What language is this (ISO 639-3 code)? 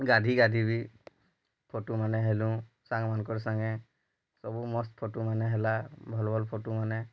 ori